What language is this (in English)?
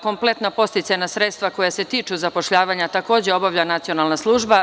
Serbian